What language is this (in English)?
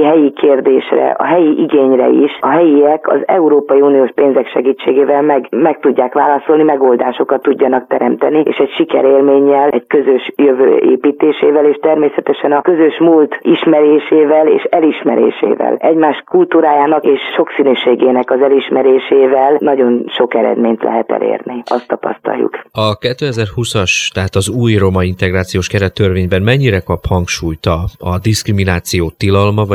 Hungarian